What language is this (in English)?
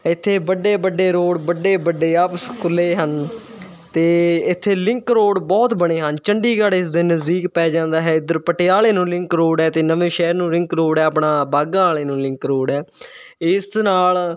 Punjabi